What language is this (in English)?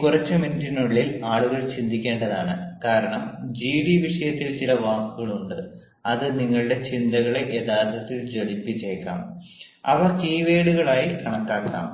Malayalam